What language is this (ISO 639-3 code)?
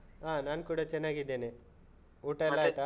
kan